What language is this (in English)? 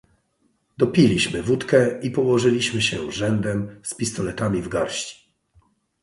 Polish